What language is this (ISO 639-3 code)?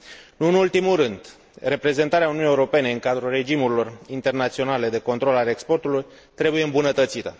ron